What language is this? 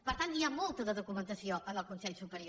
Catalan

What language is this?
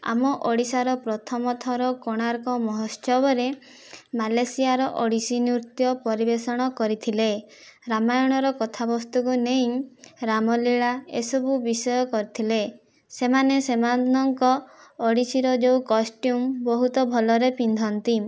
Odia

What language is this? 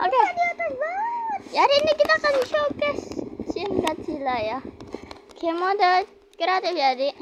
Indonesian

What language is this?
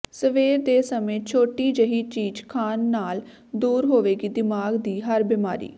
Punjabi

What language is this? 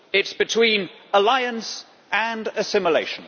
English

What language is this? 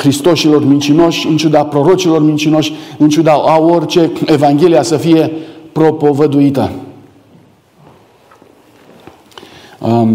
Romanian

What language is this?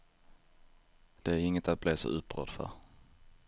Swedish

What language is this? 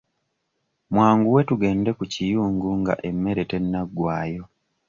Ganda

